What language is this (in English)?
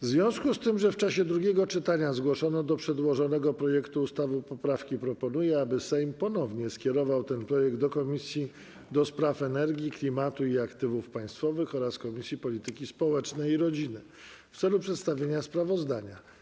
Polish